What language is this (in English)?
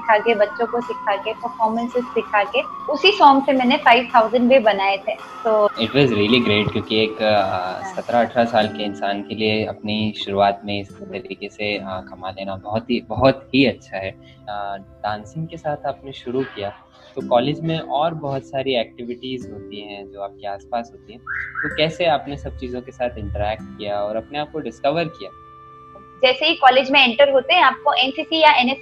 Hindi